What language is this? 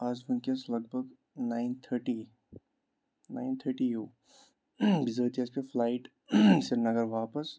Kashmiri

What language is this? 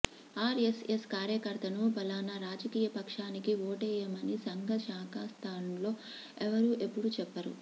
Telugu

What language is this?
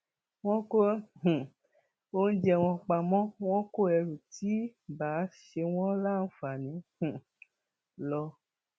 Yoruba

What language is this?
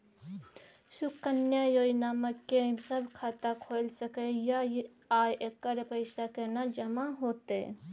Maithili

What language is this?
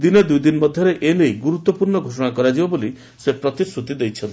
Odia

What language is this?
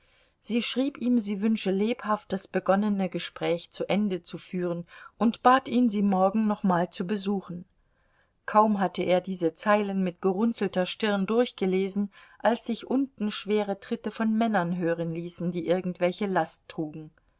German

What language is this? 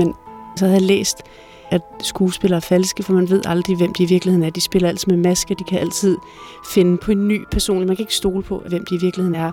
Danish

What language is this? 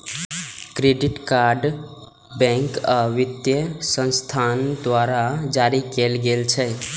Maithili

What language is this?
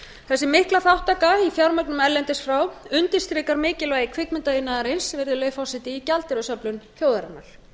Icelandic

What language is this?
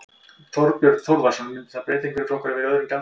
Icelandic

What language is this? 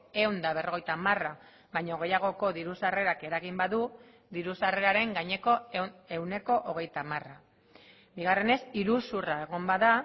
Basque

